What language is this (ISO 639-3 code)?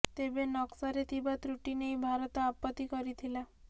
ori